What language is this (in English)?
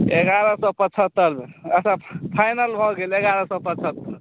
Maithili